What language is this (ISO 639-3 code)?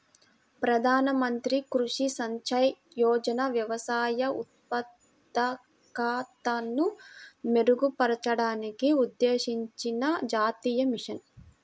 tel